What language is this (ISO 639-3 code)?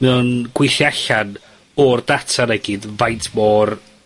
cym